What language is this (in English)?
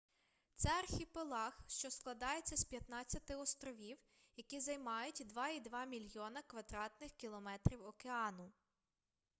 Ukrainian